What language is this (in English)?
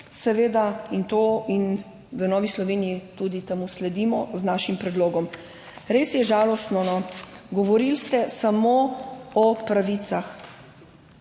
Slovenian